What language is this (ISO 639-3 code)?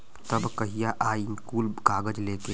bho